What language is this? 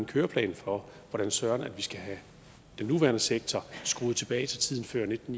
Danish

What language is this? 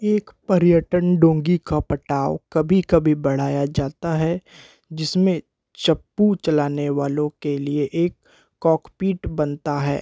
Hindi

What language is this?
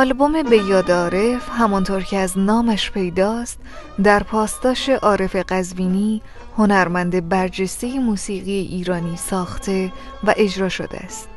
Persian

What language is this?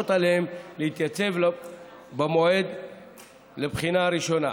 Hebrew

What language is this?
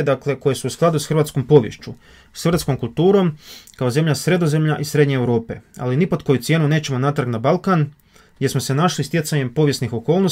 Croatian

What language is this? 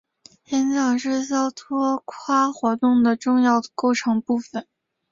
Chinese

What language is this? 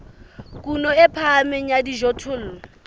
Southern Sotho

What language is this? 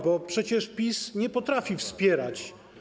Polish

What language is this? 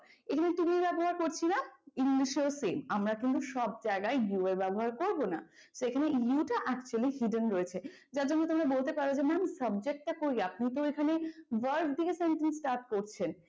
Bangla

